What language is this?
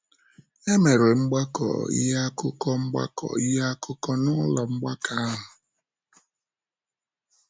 Igbo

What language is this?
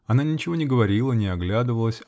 Russian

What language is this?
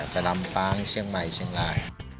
Thai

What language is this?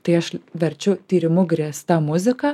Lithuanian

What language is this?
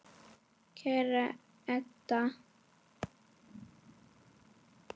Icelandic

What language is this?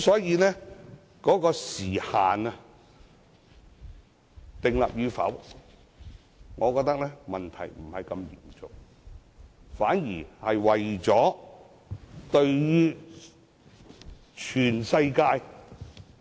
Cantonese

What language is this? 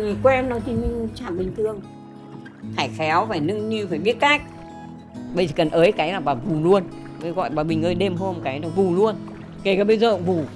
Vietnamese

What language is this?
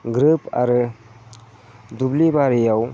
Bodo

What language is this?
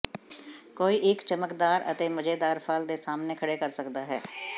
Punjabi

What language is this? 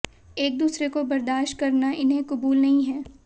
Hindi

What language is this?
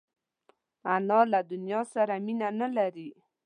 Pashto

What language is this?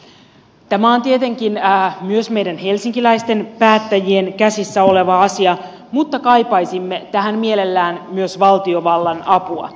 Finnish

